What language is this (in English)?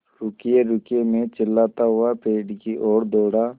Hindi